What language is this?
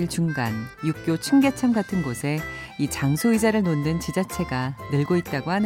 Korean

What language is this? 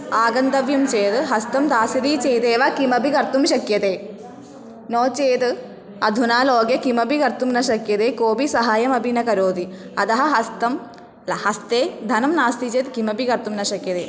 Sanskrit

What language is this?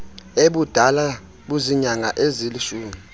Xhosa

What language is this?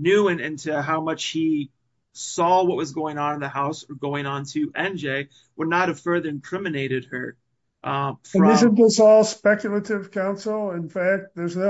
English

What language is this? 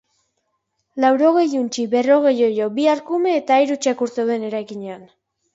Basque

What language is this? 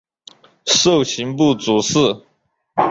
Chinese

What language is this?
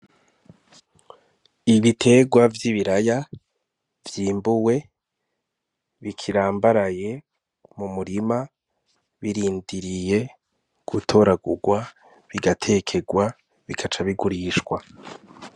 Rundi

